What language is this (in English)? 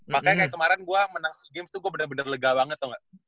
Indonesian